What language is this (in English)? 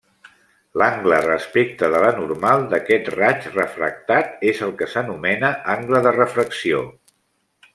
Catalan